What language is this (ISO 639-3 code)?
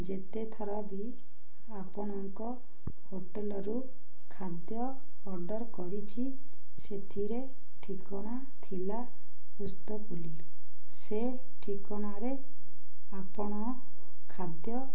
ori